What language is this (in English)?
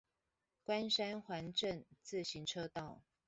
Chinese